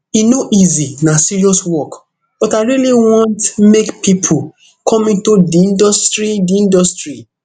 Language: Nigerian Pidgin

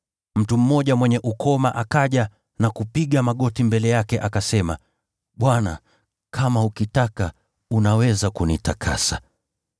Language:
Swahili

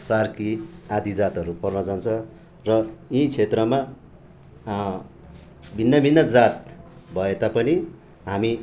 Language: Nepali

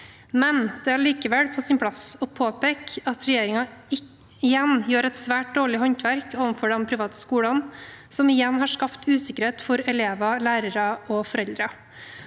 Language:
Norwegian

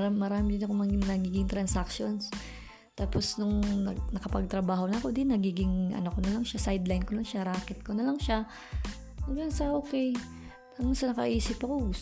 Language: Filipino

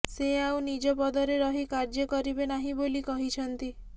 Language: Odia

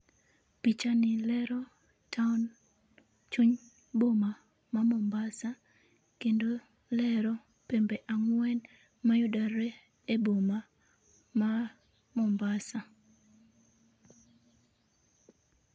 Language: Luo (Kenya and Tanzania)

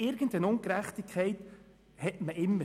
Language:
Swiss German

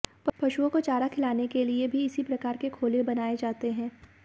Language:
Hindi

